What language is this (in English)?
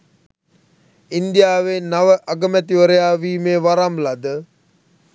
Sinhala